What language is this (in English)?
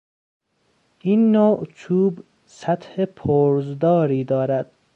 Persian